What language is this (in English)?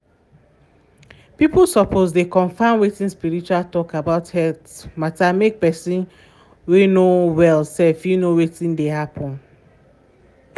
Nigerian Pidgin